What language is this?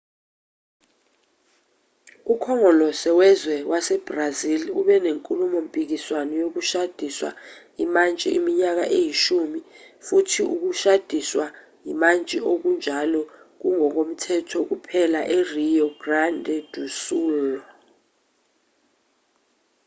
Zulu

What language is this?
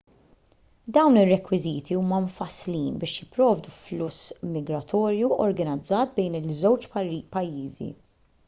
Maltese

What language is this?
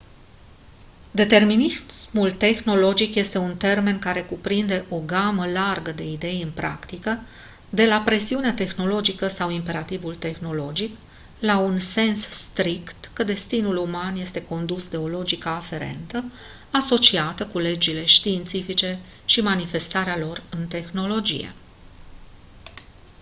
Romanian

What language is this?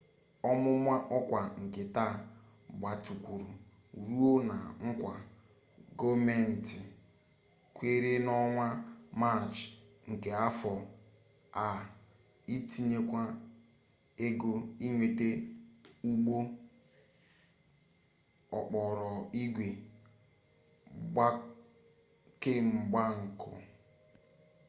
Igbo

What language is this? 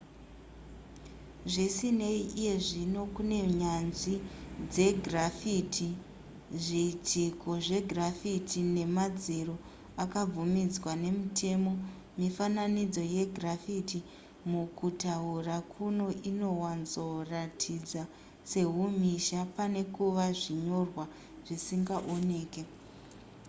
Shona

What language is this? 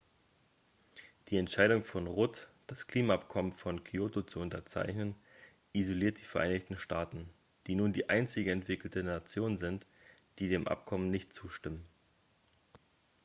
German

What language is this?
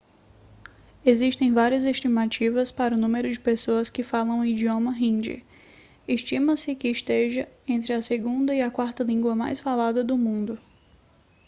Portuguese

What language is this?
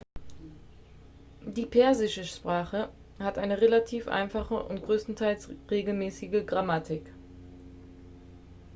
German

